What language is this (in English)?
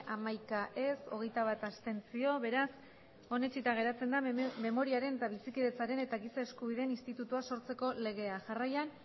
Basque